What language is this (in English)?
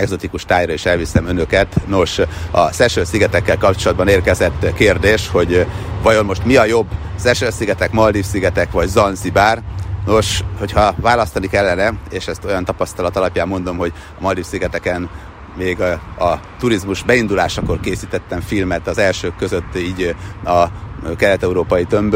Hungarian